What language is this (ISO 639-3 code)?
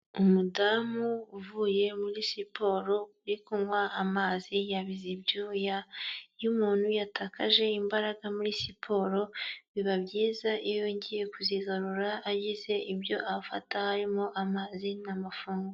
kin